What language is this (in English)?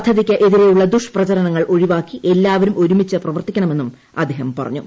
Malayalam